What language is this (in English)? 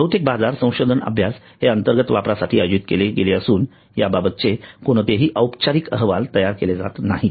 Marathi